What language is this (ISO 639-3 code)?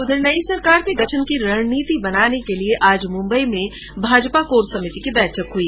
hin